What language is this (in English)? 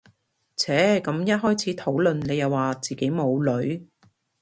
Cantonese